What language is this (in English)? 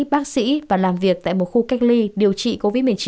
Vietnamese